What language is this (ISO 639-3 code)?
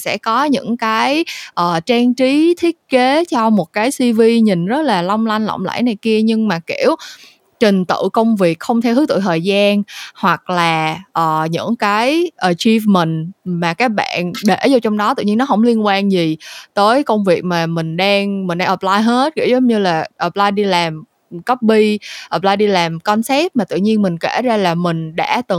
vie